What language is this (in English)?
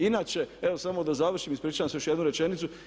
Croatian